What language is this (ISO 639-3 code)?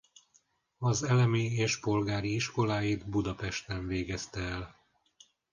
hun